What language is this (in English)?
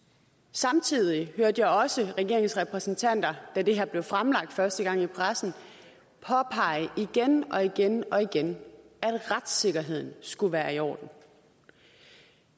Danish